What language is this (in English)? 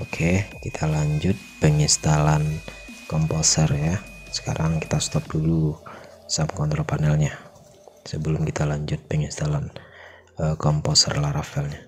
Indonesian